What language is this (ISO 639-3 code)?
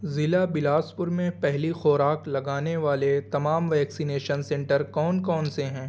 urd